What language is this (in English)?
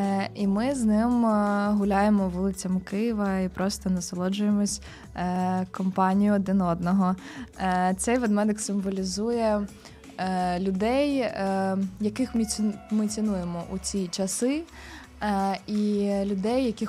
Ukrainian